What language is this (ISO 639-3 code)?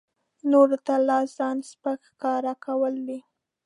pus